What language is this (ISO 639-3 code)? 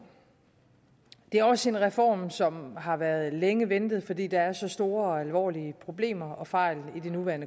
dan